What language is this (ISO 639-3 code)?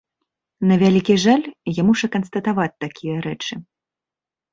bel